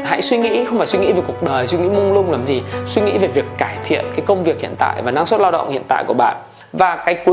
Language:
Vietnamese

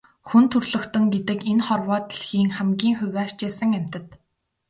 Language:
Mongolian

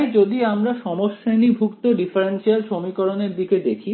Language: Bangla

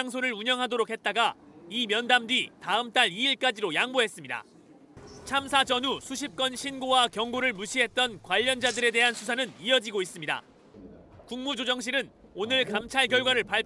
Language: Korean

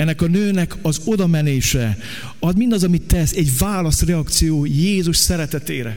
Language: Hungarian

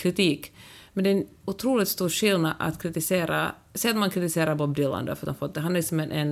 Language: Swedish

